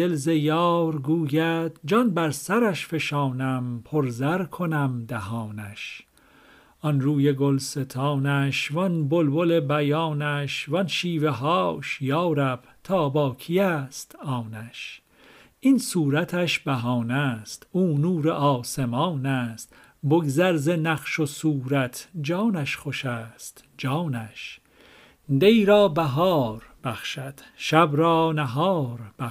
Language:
Persian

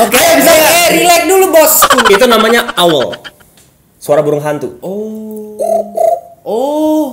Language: Indonesian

